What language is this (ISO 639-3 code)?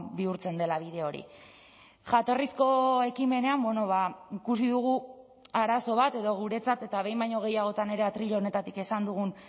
eus